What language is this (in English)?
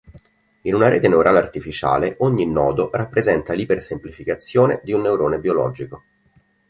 Italian